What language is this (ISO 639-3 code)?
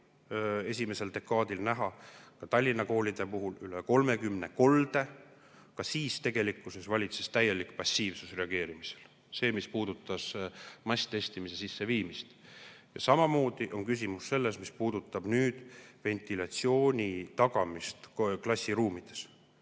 est